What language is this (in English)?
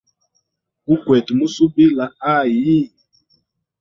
Hemba